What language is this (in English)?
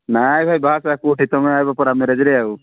Odia